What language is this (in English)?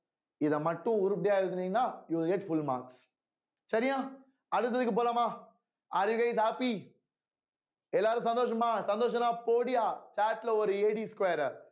Tamil